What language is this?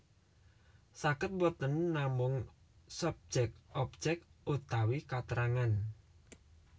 Javanese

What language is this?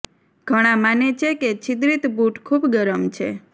Gujarati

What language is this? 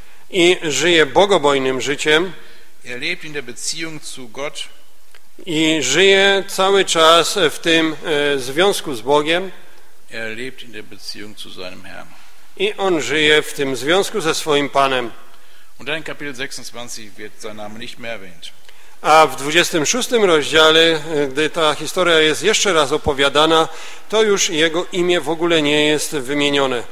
Polish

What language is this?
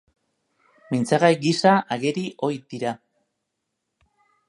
Basque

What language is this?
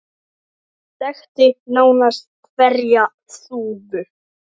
Icelandic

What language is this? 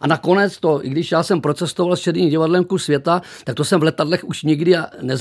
Czech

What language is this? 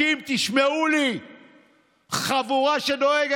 Hebrew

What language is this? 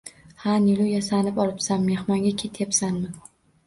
Uzbek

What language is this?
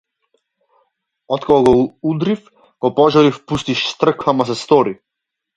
Macedonian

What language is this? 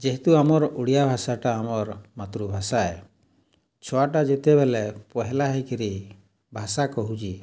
Odia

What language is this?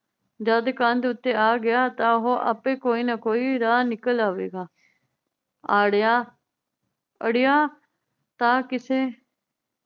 Punjabi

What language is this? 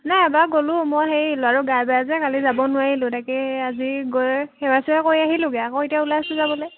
Assamese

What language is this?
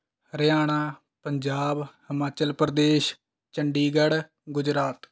Punjabi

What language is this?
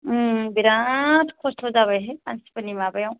Bodo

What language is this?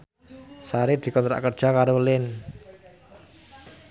Javanese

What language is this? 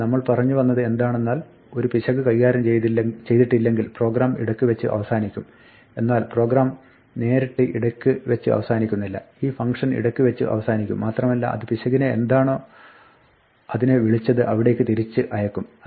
Malayalam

